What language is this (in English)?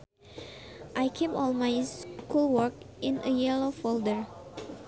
Sundanese